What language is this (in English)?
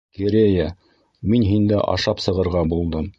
Bashkir